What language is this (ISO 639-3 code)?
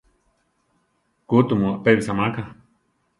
tar